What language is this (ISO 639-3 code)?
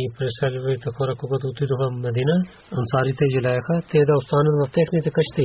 bul